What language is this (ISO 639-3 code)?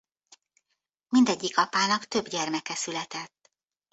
hun